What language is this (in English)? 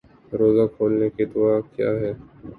Urdu